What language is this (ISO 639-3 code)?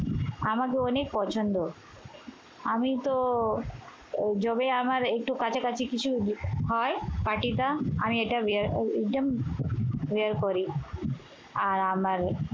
ben